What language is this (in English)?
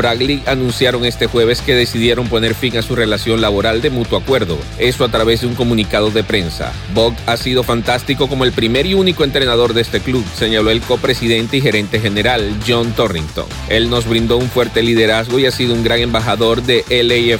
Spanish